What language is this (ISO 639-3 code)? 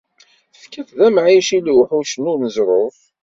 kab